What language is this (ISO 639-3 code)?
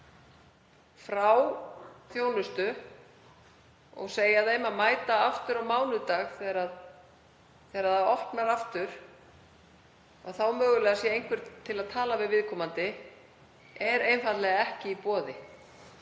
isl